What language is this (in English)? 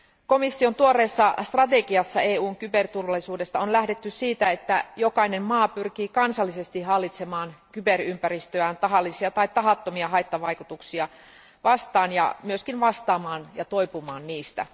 Finnish